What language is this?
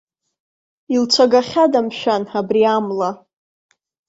Abkhazian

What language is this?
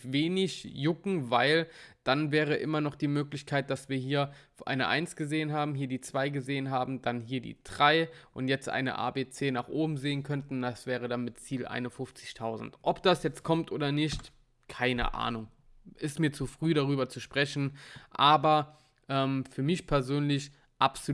German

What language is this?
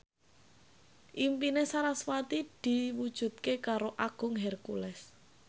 Javanese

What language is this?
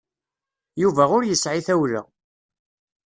Kabyle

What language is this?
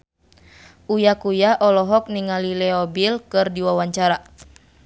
Sundanese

